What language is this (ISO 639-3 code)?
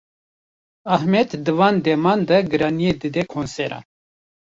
kur